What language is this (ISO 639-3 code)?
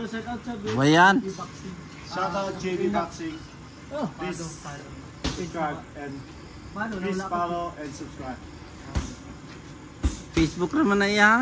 fil